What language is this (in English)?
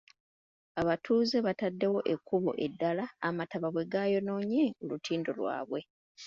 Ganda